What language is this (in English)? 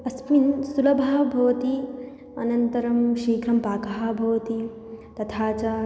Sanskrit